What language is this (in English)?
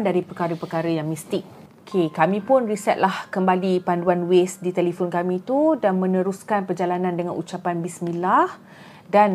Malay